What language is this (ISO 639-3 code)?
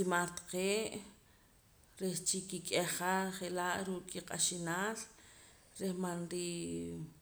poc